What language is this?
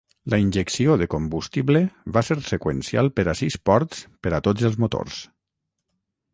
Catalan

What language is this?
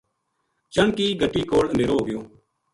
Gujari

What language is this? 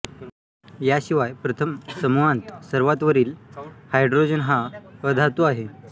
Marathi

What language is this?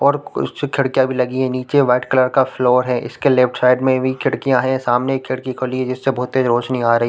Hindi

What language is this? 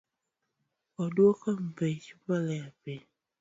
Luo (Kenya and Tanzania)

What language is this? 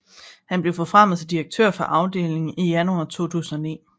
Danish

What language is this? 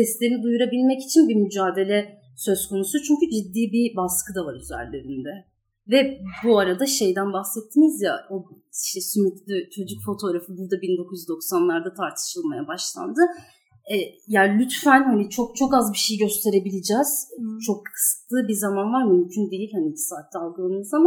Turkish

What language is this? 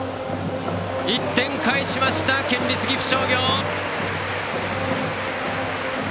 Japanese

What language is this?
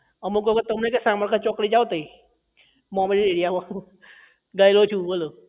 Gujarati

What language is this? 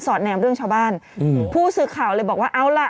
Thai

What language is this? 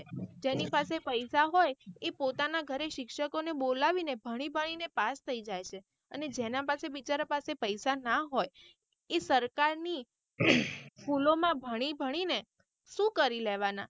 Gujarati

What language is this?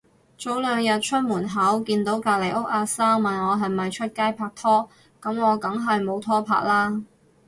Cantonese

